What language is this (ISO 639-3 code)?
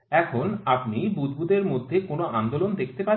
ben